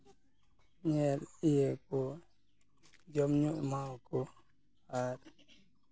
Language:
Santali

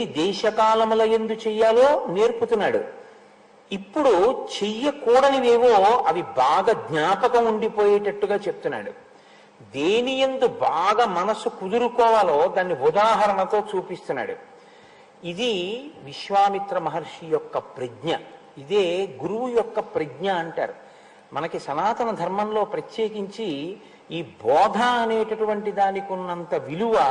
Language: Telugu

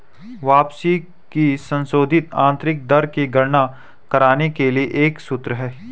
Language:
Hindi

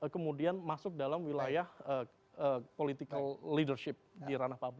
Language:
Indonesian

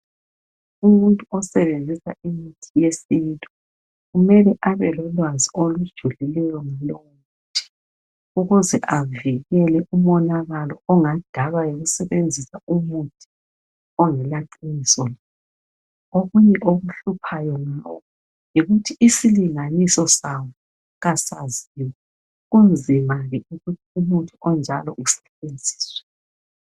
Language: North Ndebele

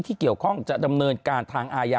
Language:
Thai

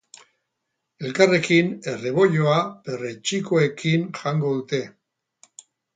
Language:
Basque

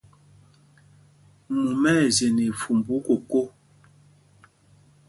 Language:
Mpumpong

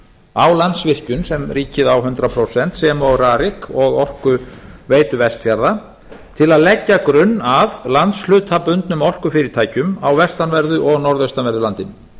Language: Icelandic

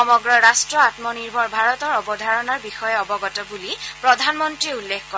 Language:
Assamese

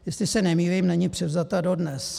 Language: Czech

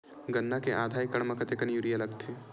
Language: Chhattisgarhi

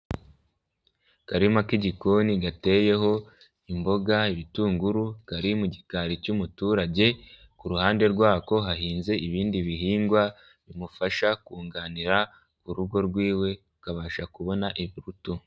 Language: Kinyarwanda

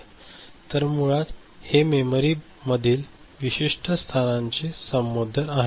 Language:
Marathi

